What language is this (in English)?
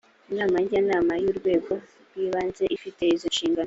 Kinyarwanda